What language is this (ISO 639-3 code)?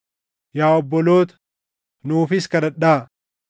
orm